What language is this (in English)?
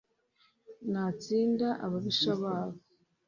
Kinyarwanda